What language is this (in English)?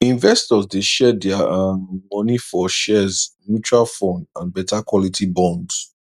Nigerian Pidgin